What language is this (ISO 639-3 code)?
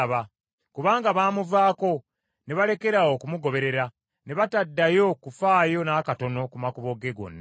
lug